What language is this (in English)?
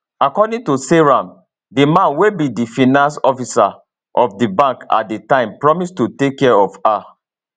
Nigerian Pidgin